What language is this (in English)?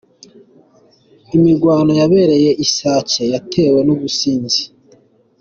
Kinyarwanda